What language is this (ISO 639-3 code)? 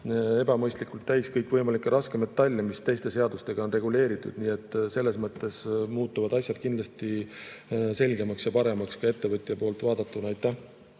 est